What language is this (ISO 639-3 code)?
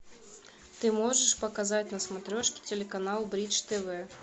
rus